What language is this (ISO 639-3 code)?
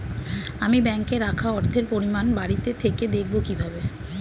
ben